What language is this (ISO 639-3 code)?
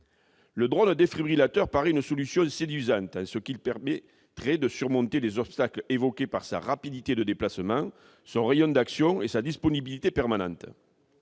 fra